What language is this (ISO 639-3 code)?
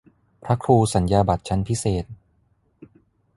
tha